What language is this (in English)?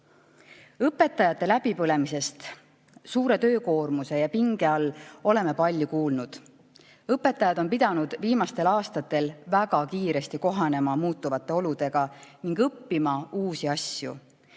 Estonian